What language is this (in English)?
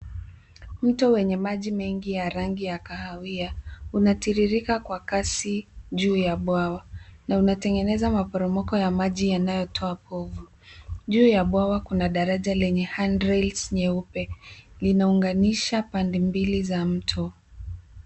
Swahili